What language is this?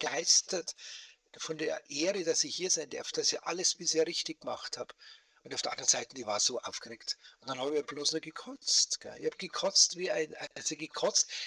German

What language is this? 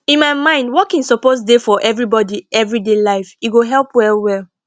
Nigerian Pidgin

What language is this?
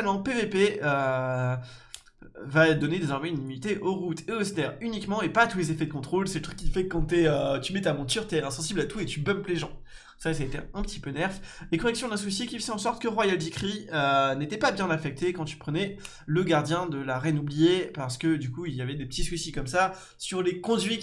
French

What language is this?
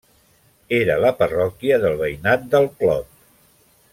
Catalan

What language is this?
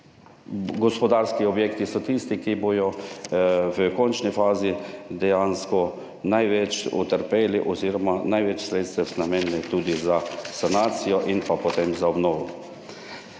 Slovenian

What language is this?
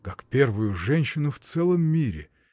Russian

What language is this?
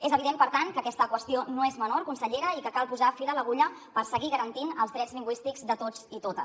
Catalan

